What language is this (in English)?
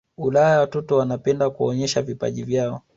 Swahili